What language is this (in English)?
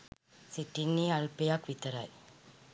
Sinhala